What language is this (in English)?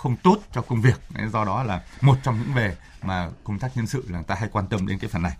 Vietnamese